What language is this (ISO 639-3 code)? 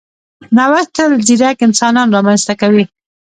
pus